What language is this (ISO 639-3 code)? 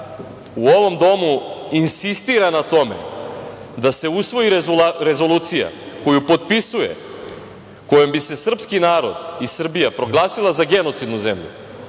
srp